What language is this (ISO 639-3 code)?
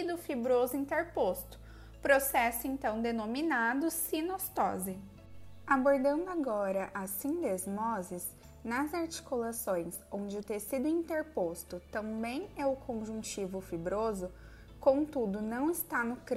por